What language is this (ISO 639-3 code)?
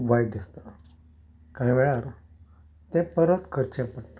kok